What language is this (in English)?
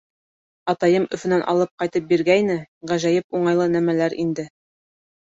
Bashkir